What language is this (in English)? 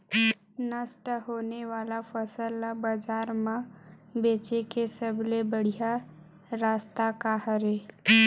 Chhattisgarhi